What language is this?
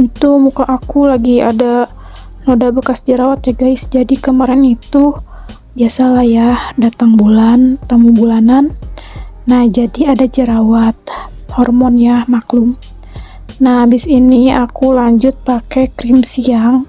Indonesian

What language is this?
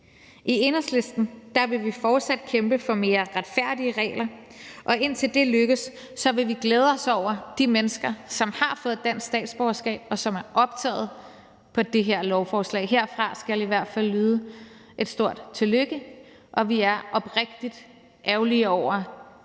Danish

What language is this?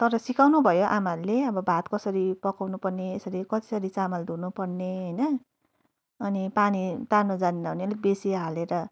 Nepali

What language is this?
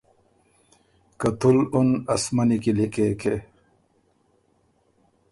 Ormuri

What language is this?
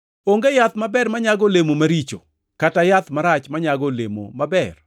Luo (Kenya and Tanzania)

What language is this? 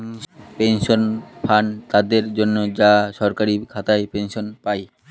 Bangla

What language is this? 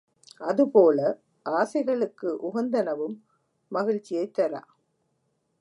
Tamil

